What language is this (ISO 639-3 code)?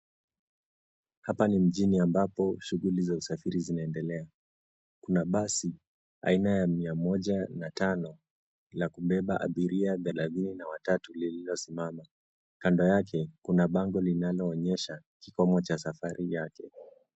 swa